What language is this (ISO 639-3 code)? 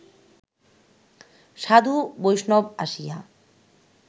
ben